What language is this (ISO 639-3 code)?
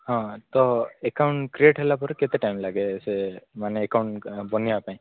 ori